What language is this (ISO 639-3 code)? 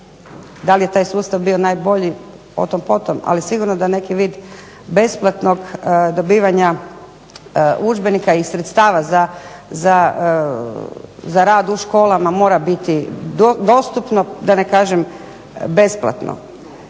hrv